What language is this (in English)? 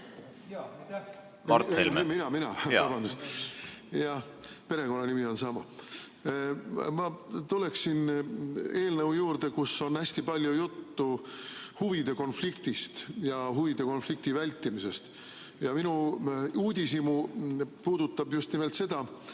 Estonian